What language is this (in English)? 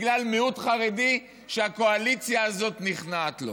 Hebrew